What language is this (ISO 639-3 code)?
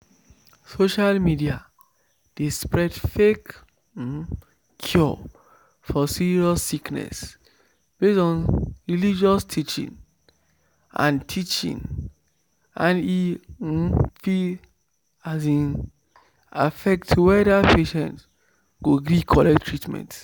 pcm